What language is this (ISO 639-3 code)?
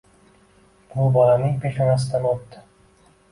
uzb